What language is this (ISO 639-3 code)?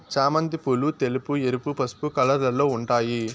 tel